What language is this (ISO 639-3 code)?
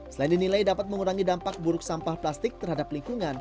ind